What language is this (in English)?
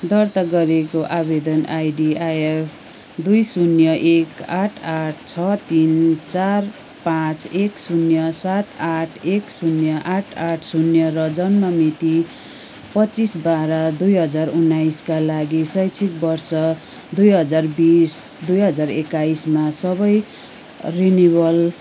Nepali